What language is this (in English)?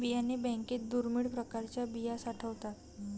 Marathi